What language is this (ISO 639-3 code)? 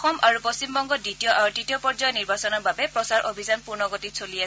asm